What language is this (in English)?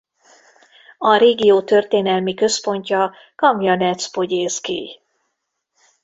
Hungarian